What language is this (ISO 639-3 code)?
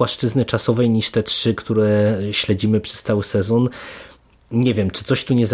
pol